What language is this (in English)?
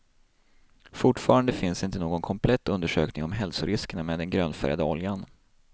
Swedish